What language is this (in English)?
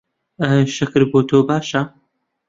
Central Kurdish